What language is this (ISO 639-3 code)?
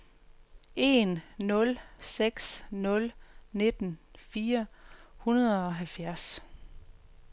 dan